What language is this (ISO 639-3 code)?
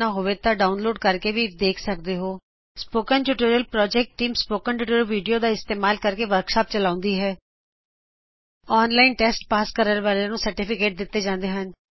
pan